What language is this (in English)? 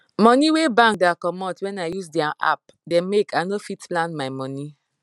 Nigerian Pidgin